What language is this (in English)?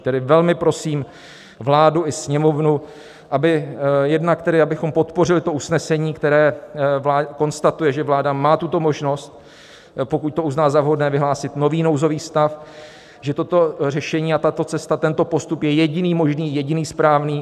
Czech